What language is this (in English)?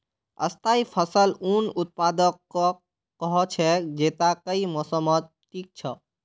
Magahi